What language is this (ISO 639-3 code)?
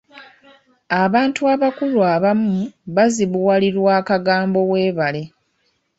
lug